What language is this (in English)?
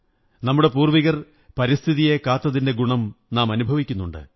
Malayalam